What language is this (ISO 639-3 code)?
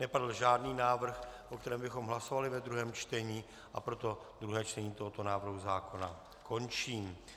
ces